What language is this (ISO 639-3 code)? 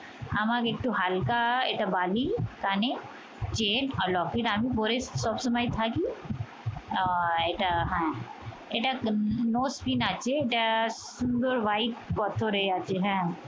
ben